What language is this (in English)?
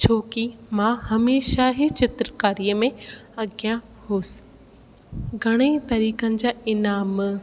Sindhi